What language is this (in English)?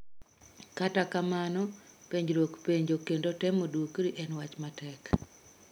Luo (Kenya and Tanzania)